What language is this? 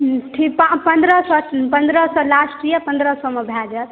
Maithili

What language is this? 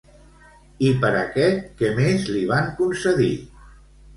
Catalan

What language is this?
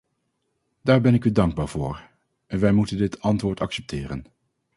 Dutch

